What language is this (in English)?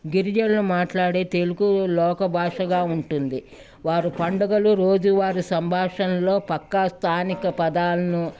Telugu